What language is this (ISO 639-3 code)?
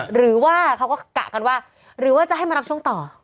tha